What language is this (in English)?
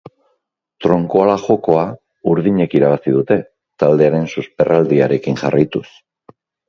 Basque